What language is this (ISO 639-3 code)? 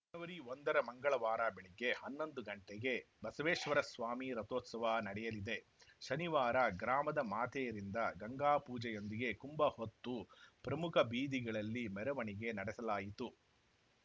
kan